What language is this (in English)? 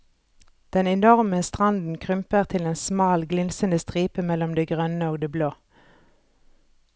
Norwegian